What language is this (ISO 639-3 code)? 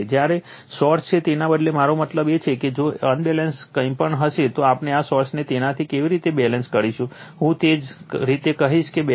guj